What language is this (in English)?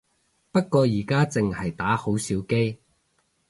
Cantonese